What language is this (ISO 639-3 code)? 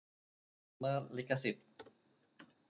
tha